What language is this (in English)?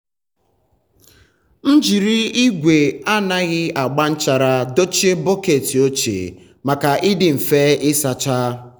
Igbo